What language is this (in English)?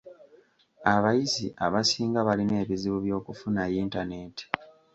Ganda